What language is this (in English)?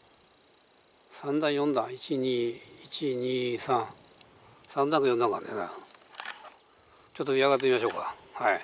Japanese